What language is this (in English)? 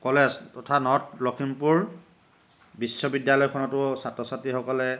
Assamese